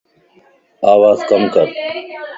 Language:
Lasi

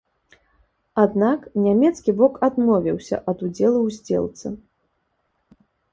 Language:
Belarusian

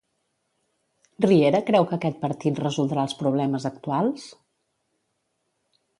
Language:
Catalan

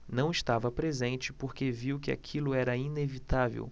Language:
Portuguese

